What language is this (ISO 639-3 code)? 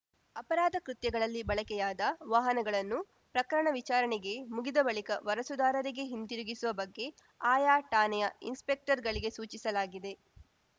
kan